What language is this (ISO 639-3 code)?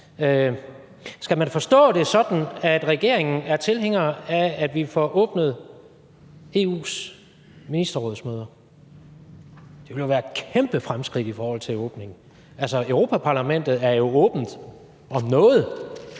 dan